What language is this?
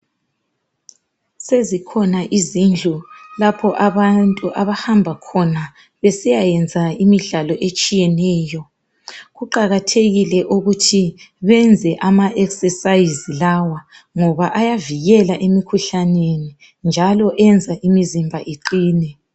North Ndebele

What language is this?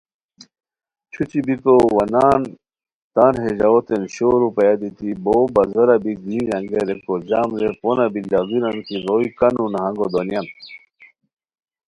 Khowar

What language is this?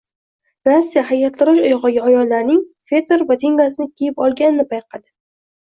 Uzbek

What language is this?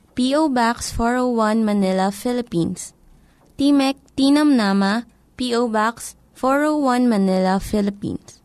Filipino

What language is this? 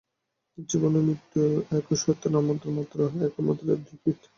Bangla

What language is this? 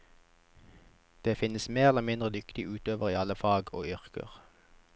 Norwegian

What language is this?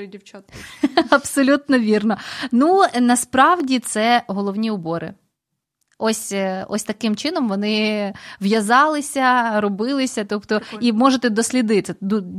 Ukrainian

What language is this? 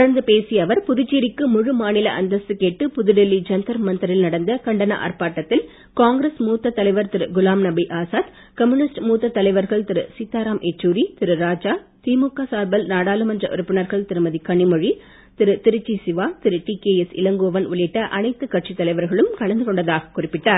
Tamil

